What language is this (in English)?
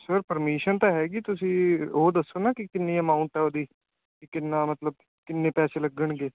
Punjabi